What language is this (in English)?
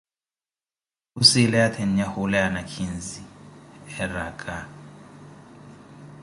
Koti